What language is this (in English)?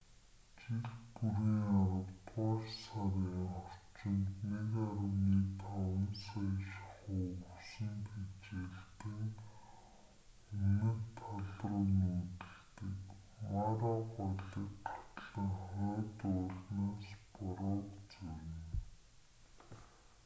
Mongolian